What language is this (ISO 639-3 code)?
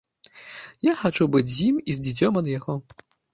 bel